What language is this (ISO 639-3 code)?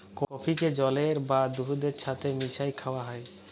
ben